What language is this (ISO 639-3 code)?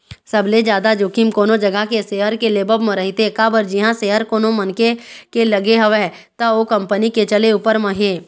hne